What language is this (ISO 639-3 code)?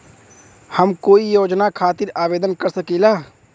bho